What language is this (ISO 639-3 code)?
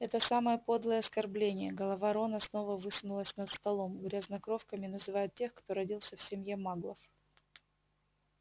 rus